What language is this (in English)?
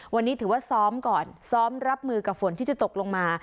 Thai